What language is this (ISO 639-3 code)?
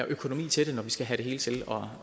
dan